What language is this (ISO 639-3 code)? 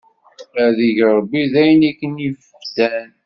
kab